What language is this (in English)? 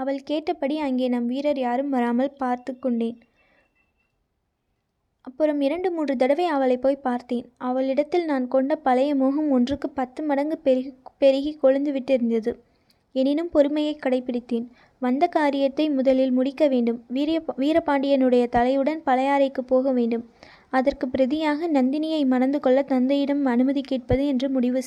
Tamil